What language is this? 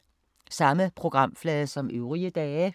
Danish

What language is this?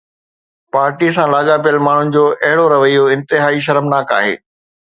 Sindhi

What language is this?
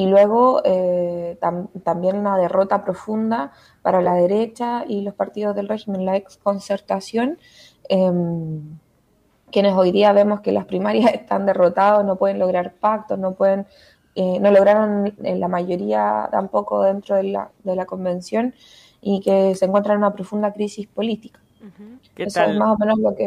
Spanish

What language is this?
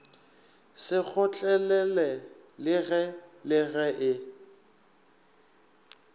Northern Sotho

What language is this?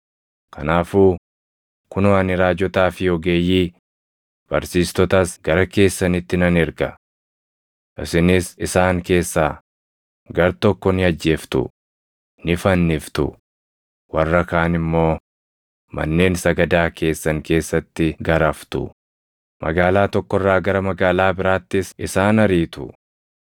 Oromo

